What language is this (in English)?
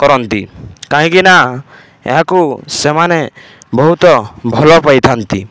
Odia